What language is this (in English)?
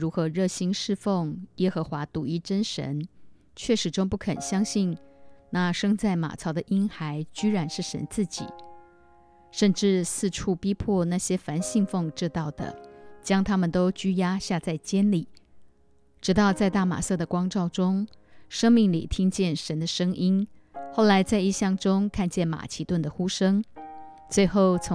Chinese